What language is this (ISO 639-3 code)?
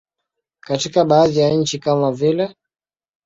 swa